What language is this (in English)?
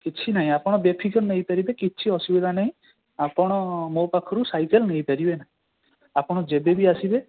Odia